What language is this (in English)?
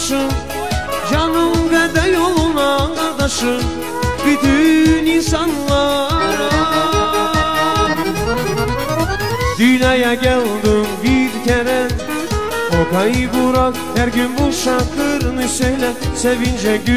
Turkish